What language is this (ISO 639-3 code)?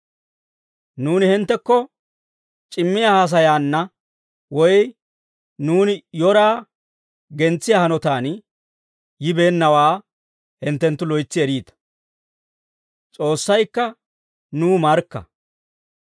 dwr